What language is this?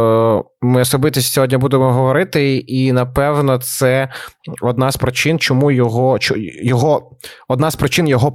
Ukrainian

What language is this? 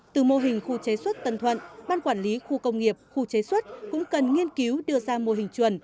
Vietnamese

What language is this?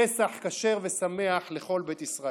Hebrew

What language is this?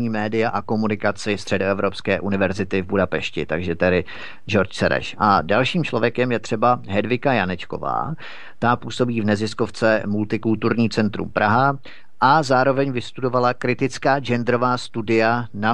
Czech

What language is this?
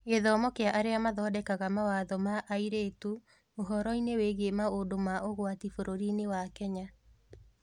Kikuyu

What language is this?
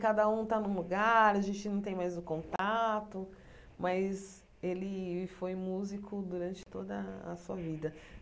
Portuguese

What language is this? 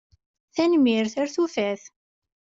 Kabyle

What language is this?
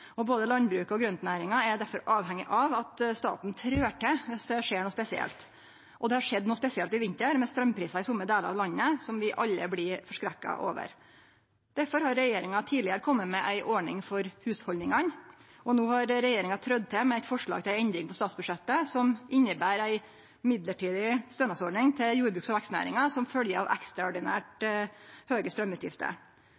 Norwegian Nynorsk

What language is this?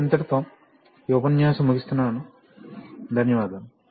Telugu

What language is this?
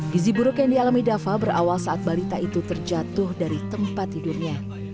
Indonesian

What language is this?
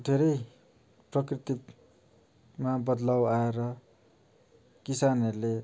Nepali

